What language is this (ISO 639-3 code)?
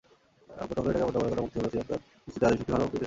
ben